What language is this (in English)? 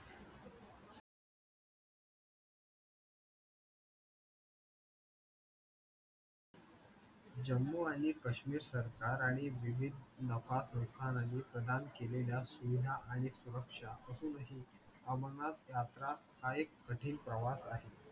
Marathi